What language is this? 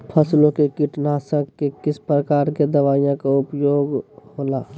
Magahi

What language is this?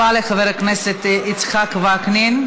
Hebrew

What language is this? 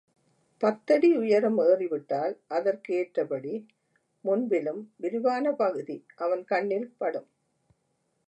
Tamil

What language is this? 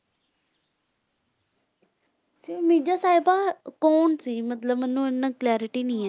Punjabi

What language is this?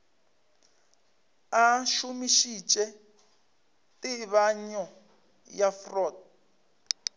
Northern Sotho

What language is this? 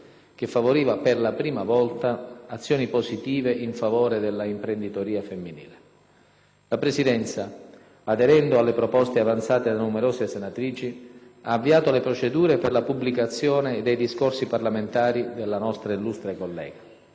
Italian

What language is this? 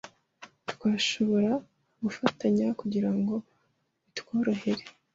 Kinyarwanda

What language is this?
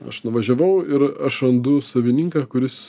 Lithuanian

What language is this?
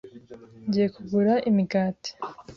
Kinyarwanda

